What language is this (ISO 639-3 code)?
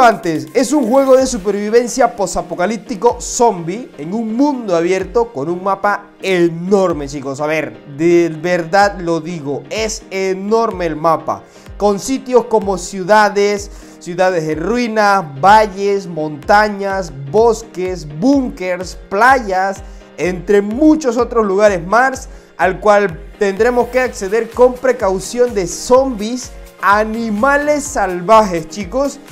spa